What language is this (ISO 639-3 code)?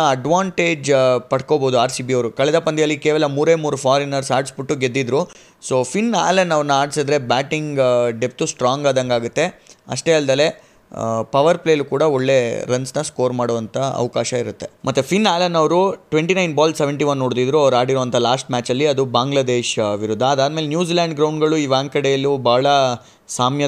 kan